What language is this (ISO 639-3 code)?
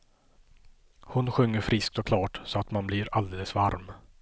swe